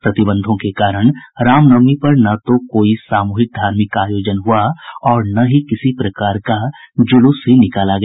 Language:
Hindi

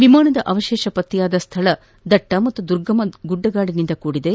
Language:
Kannada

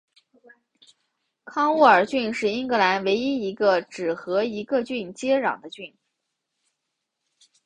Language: Chinese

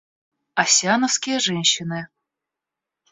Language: Russian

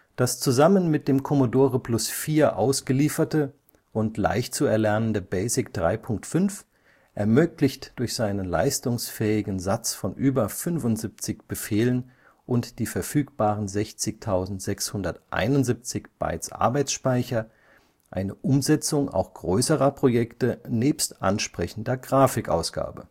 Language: German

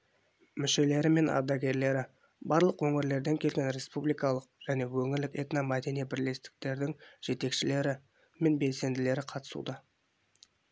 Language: Kazakh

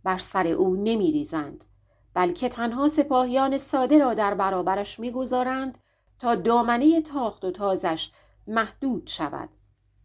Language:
Persian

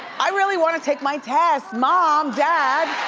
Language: English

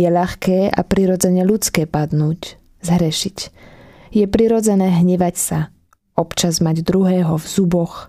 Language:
Slovak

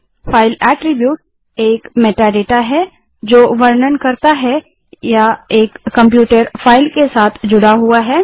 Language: Hindi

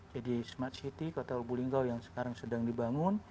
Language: Indonesian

